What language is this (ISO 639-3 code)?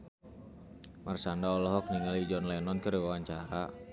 sun